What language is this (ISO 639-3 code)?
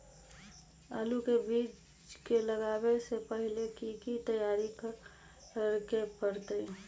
mag